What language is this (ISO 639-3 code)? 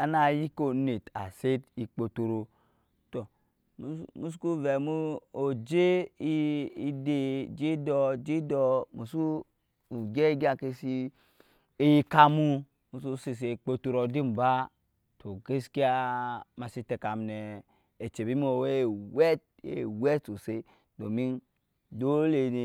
yes